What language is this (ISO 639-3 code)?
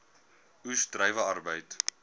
afr